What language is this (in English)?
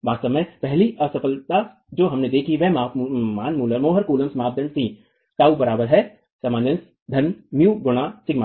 Hindi